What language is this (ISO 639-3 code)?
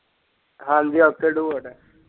pan